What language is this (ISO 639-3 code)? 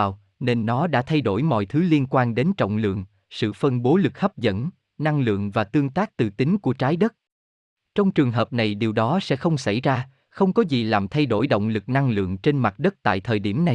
vie